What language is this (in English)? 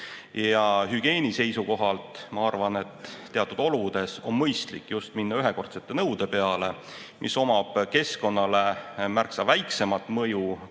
Estonian